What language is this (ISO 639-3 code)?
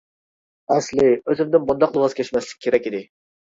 uig